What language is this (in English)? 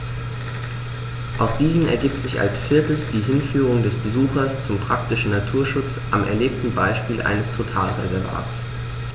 German